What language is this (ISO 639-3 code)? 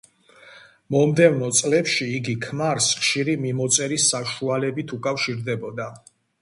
kat